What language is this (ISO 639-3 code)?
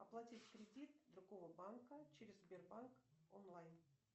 rus